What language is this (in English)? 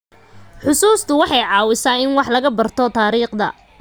Somali